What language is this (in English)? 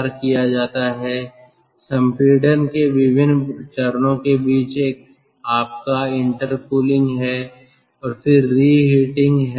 Hindi